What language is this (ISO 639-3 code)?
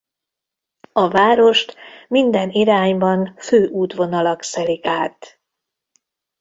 hun